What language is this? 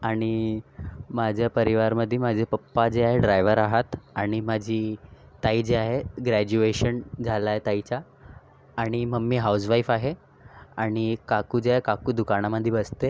Marathi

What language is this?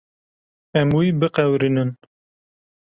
Kurdish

